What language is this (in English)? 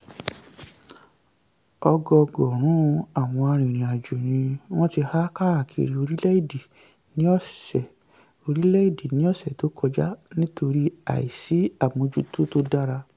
Yoruba